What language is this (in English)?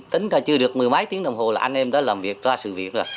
Vietnamese